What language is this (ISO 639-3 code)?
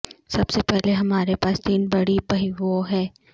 urd